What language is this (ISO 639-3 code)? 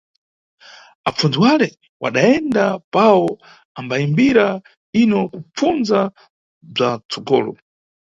nyu